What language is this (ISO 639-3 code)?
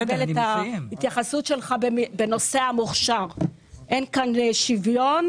heb